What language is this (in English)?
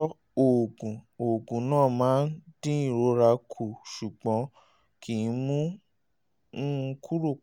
Yoruba